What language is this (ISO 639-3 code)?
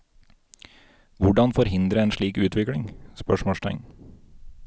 nor